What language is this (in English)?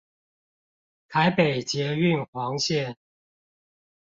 Chinese